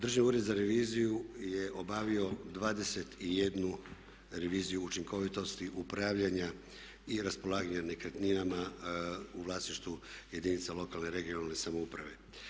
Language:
Croatian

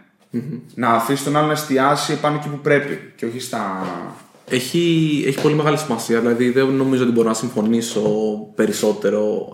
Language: Greek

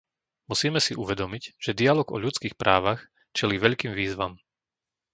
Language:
Slovak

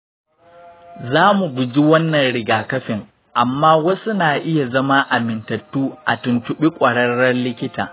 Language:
Hausa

